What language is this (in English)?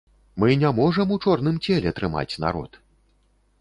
Belarusian